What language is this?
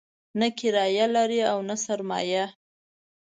Pashto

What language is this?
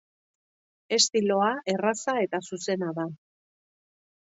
Basque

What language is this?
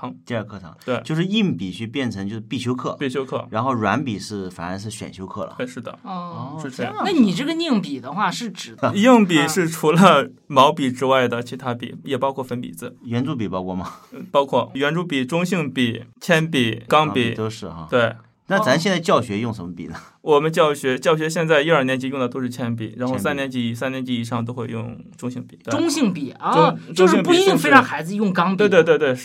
Chinese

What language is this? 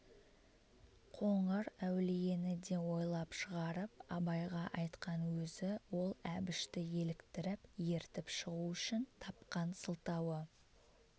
Kazakh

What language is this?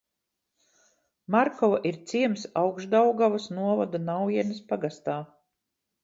Latvian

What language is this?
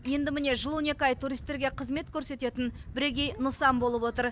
Kazakh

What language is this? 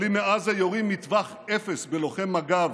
Hebrew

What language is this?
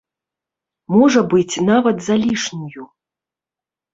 Belarusian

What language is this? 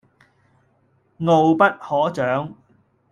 Cantonese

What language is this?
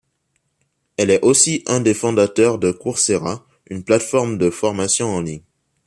French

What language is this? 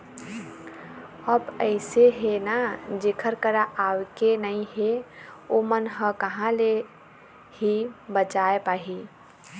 Chhattisgarhi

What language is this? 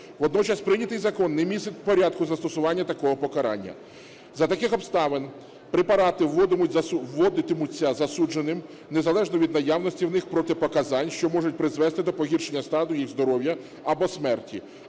Ukrainian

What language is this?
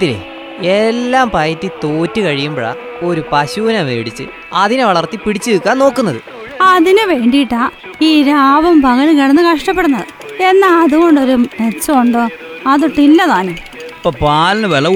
Malayalam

